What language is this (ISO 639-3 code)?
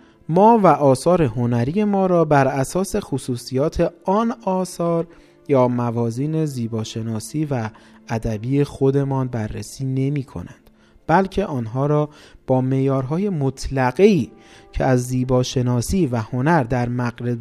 fas